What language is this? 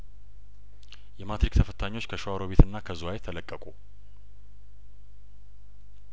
Amharic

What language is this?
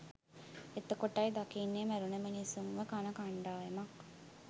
Sinhala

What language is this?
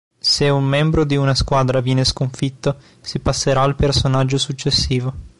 Italian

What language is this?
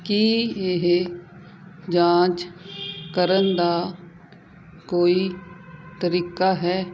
Punjabi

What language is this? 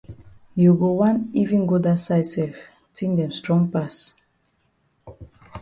Cameroon Pidgin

